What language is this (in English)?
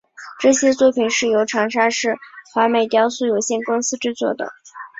Chinese